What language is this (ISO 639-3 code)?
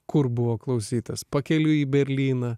lit